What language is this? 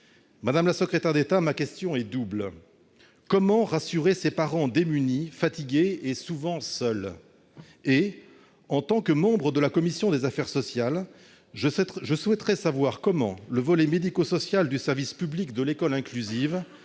French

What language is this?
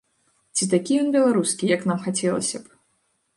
Belarusian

